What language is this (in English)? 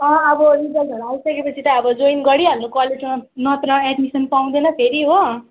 Nepali